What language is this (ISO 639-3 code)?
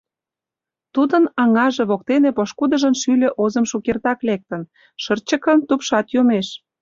chm